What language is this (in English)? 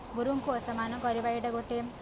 Odia